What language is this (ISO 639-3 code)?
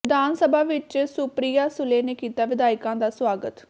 pan